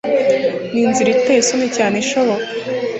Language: Kinyarwanda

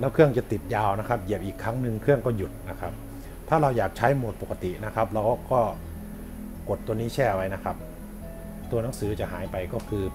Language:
Thai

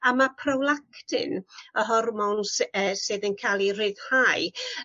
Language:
Welsh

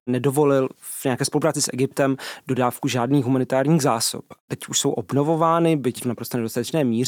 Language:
Czech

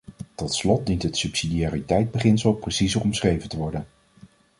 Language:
Dutch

